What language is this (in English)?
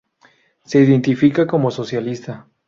Spanish